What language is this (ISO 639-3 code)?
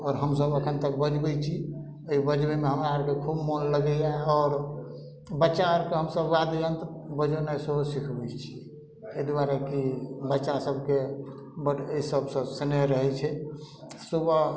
mai